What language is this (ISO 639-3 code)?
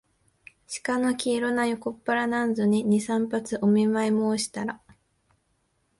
jpn